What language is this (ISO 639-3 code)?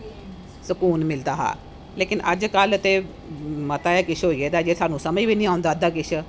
doi